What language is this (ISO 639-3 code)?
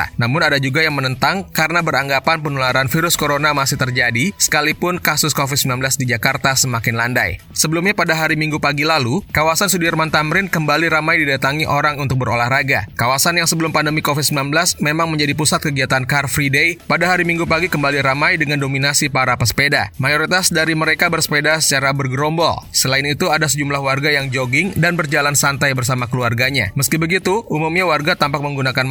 ind